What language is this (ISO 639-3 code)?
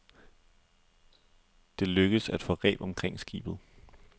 dan